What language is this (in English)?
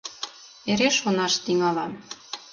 Mari